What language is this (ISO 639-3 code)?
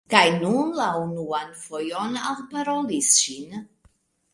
epo